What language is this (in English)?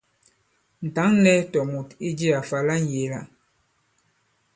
Bankon